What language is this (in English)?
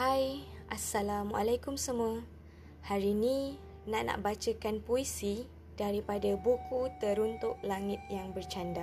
Malay